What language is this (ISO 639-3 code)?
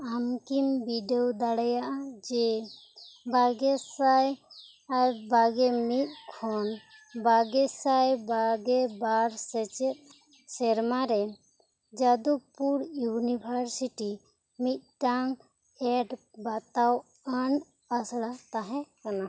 sat